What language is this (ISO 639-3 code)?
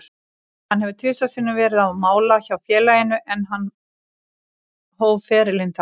isl